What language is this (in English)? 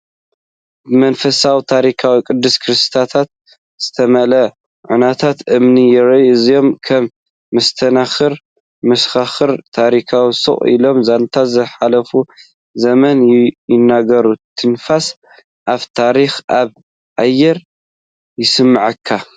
Tigrinya